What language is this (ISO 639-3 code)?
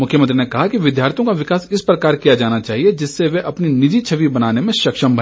hin